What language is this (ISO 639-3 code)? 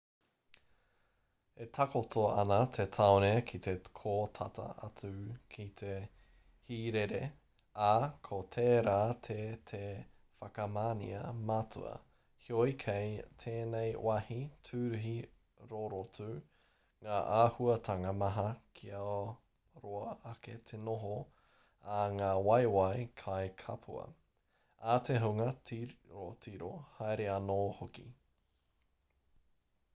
mri